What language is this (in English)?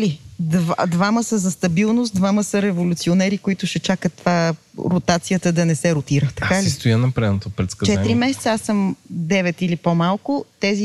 Bulgarian